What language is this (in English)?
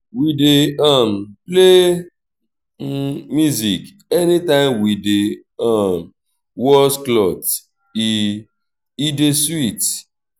Nigerian Pidgin